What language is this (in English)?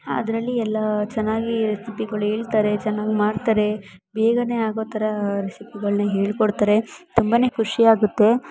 Kannada